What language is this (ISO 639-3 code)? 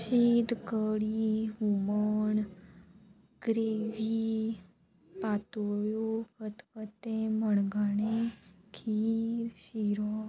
kok